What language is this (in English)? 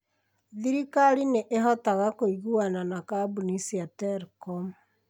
Kikuyu